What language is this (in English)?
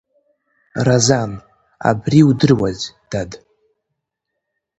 Abkhazian